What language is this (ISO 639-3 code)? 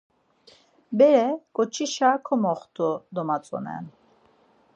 lzz